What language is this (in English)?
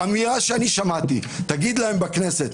Hebrew